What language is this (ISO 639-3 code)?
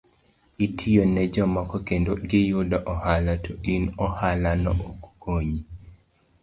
luo